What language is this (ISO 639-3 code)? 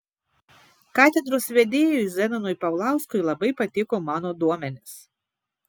lit